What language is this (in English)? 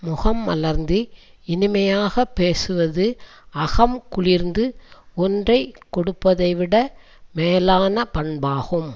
Tamil